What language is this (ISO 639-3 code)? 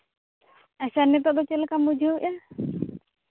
sat